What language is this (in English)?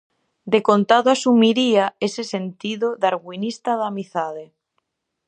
Galician